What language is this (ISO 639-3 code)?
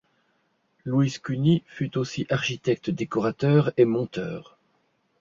fra